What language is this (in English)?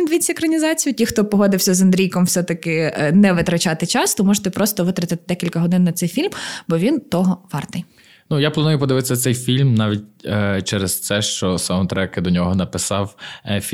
Ukrainian